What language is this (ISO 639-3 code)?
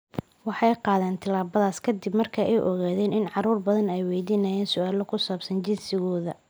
som